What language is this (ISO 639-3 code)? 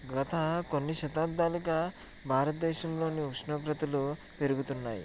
tel